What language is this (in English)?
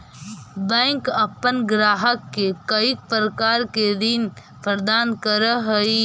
Magahi